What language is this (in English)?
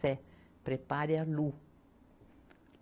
Portuguese